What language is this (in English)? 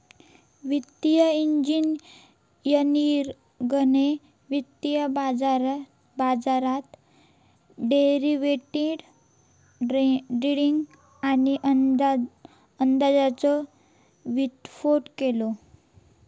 Marathi